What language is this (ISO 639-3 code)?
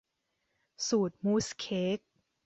tha